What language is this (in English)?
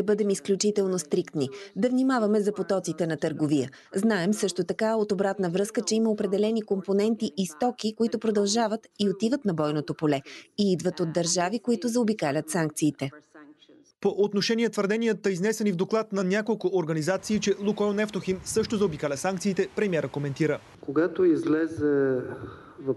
Bulgarian